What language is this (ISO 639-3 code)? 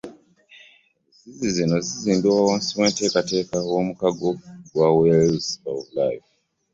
lug